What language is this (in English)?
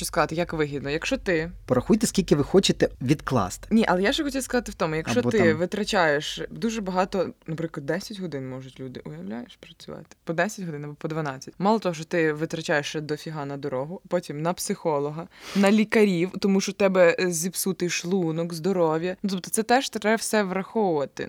Ukrainian